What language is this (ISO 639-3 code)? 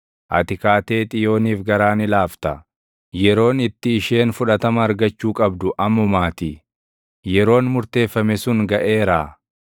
orm